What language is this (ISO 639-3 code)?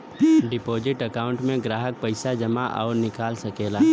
bho